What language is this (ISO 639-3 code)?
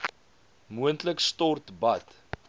afr